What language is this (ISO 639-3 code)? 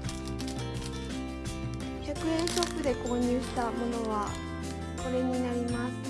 jpn